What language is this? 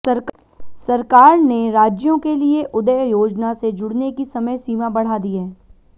Hindi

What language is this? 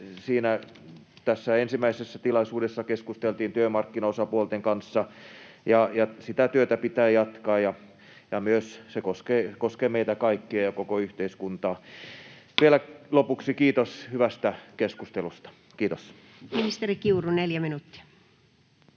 Finnish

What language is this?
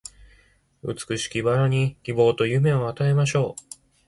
Japanese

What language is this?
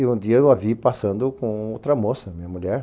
Portuguese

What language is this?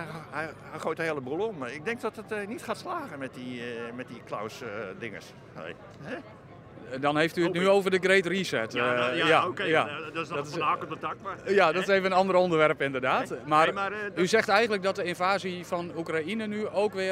Dutch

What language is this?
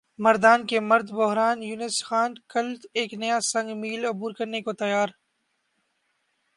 Urdu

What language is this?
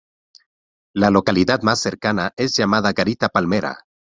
Spanish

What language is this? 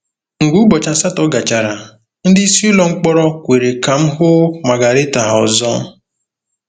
Igbo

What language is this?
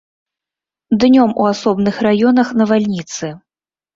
Belarusian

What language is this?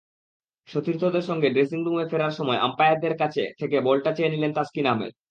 Bangla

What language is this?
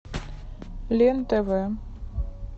Russian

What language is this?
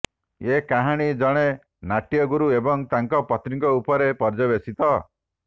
Odia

